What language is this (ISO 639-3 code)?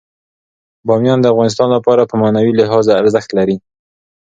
pus